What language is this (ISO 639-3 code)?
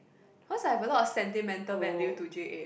eng